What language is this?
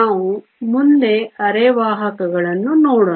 Kannada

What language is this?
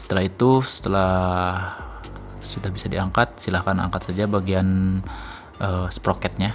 Indonesian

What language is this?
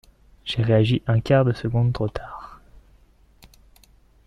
French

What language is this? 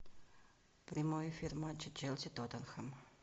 Russian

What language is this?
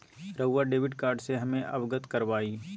Magahi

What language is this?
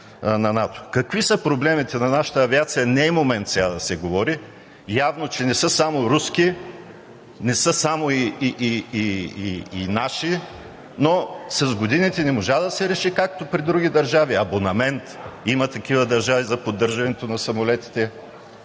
Bulgarian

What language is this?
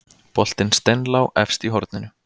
Icelandic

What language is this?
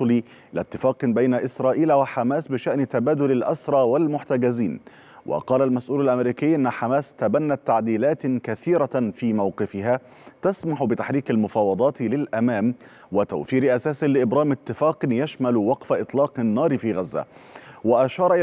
Arabic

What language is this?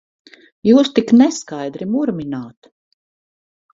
Latvian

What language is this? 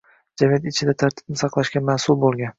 Uzbek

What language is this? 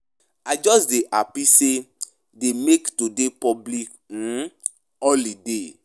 Nigerian Pidgin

